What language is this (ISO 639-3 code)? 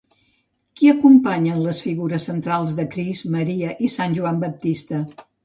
cat